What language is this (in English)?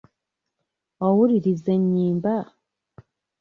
Ganda